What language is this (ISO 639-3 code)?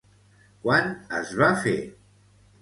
cat